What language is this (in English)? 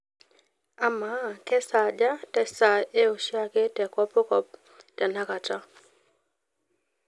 Masai